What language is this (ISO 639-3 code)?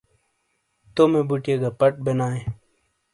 scl